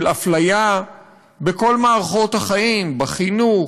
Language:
Hebrew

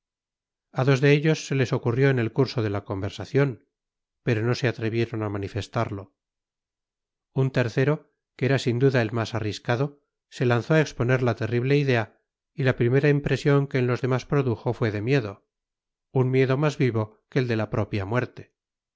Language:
Spanish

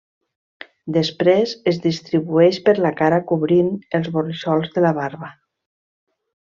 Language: Catalan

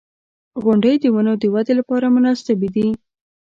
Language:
Pashto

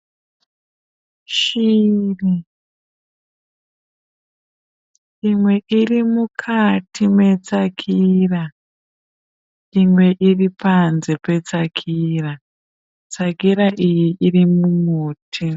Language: Shona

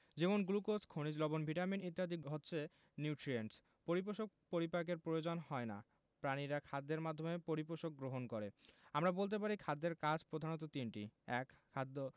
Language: Bangla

